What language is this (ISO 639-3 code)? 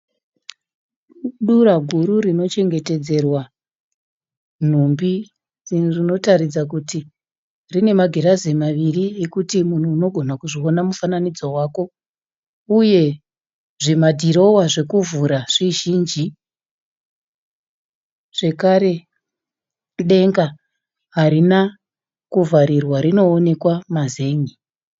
sna